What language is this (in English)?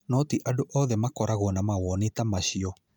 Kikuyu